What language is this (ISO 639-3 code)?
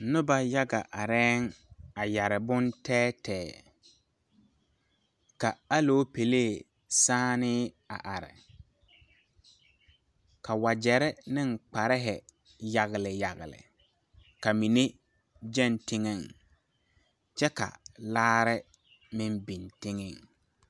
dga